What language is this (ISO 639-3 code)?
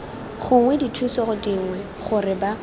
tsn